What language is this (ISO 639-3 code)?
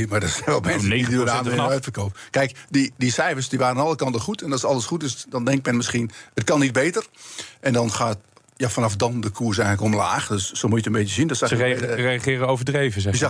nld